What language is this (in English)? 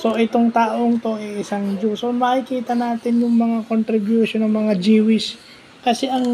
Filipino